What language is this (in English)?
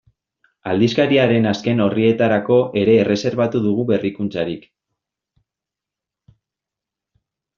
Basque